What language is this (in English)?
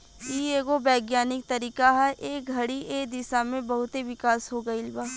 Bhojpuri